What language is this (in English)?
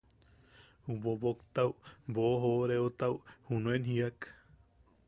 Yaqui